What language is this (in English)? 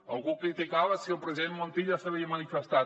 Catalan